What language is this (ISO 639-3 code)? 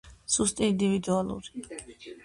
kat